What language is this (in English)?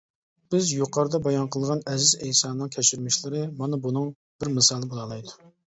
Uyghur